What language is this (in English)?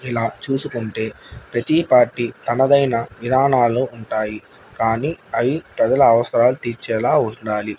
Telugu